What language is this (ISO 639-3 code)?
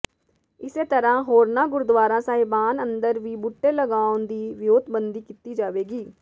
pan